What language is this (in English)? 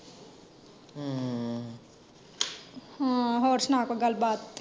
Punjabi